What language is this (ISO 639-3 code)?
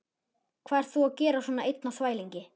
isl